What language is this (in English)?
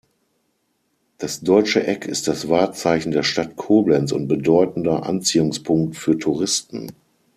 German